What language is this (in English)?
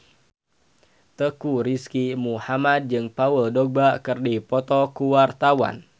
Sundanese